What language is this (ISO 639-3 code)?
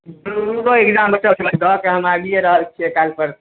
mai